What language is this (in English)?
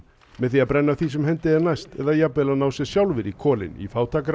Icelandic